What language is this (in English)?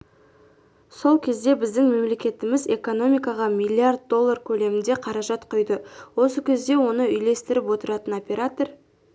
Kazakh